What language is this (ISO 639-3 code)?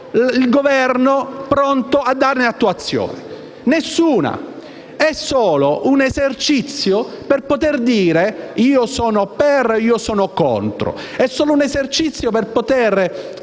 ita